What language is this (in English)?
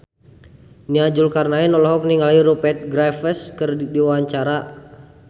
Sundanese